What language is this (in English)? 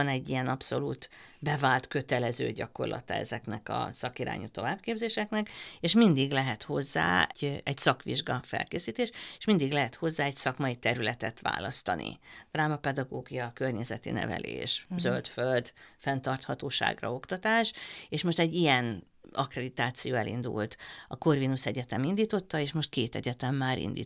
Hungarian